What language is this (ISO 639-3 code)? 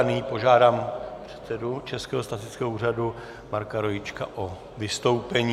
ces